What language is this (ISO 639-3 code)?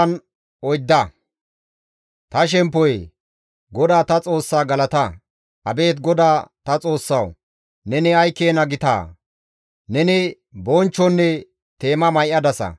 gmv